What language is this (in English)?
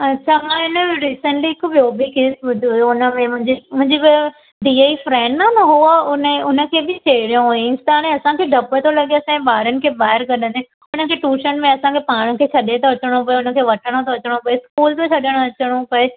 Sindhi